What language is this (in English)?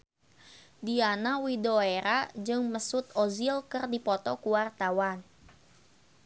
Sundanese